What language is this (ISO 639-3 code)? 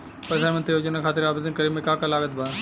bho